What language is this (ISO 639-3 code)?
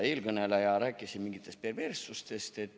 est